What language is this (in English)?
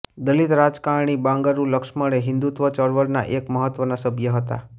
Gujarati